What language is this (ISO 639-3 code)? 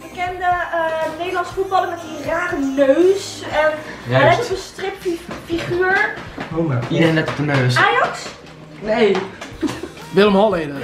nld